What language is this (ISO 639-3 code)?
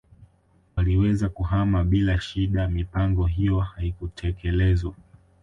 swa